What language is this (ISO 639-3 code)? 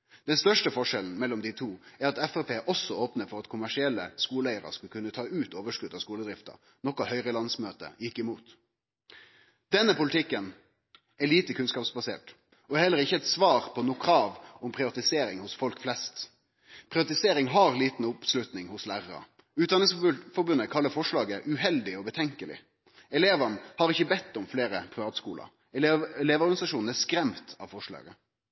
nno